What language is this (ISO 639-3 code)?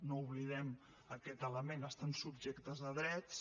cat